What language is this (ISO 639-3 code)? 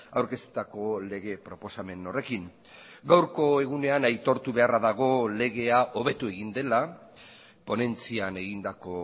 eus